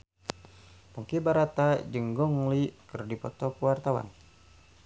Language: Sundanese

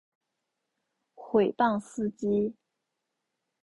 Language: Chinese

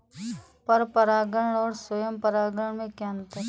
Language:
Hindi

